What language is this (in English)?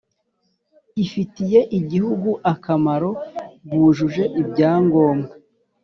Kinyarwanda